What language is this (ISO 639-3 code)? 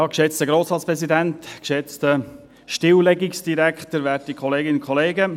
gsw